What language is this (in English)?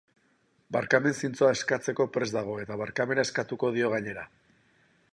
Basque